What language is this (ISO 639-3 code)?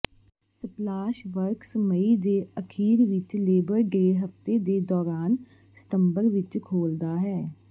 pan